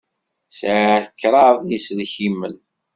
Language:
Kabyle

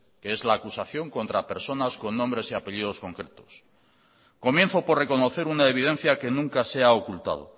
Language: Spanish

